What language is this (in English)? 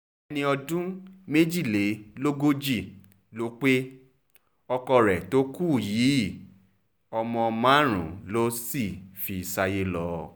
Yoruba